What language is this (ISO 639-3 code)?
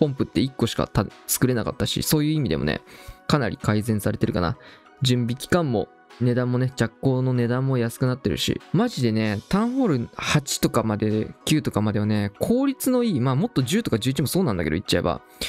jpn